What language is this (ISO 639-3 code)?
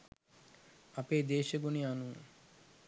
sin